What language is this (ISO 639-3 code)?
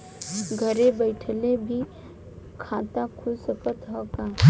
bho